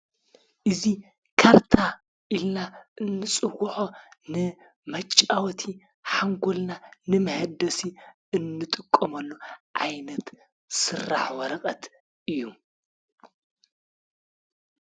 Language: Tigrinya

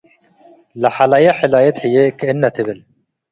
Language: Tigre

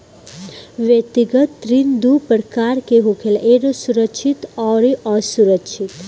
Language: Bhojpuri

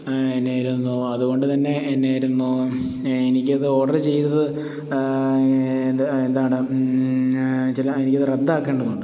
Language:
Malayalam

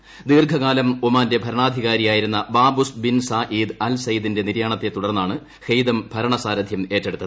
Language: Malayalam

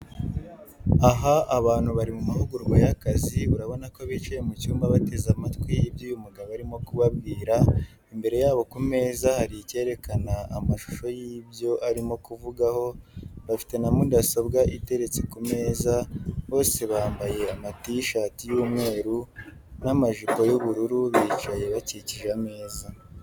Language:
Kinyarwanda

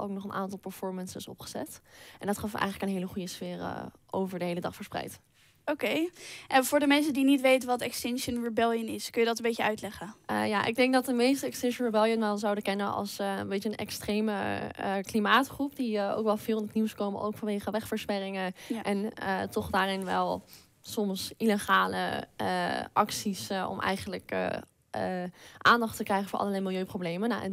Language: Dutch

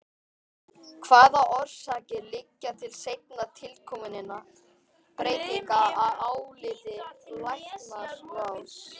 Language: Icelandic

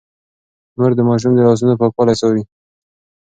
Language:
Pashto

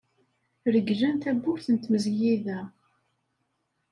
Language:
Kabyle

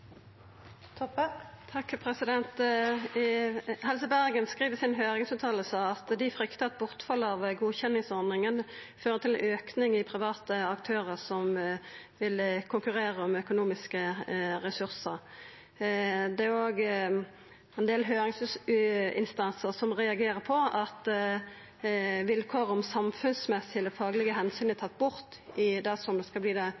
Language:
Norwegian Nynorsk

